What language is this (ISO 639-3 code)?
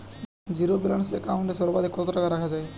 ben